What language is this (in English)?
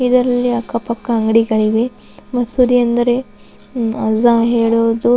Kannada